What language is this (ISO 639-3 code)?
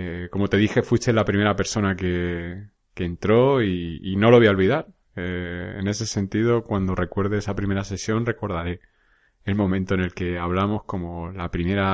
spa